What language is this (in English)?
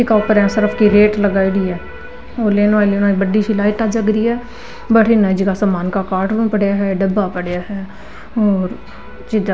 Marwari